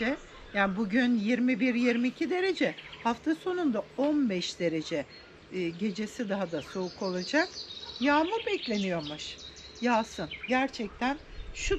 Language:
Turkish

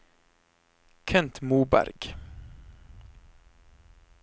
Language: Norwegian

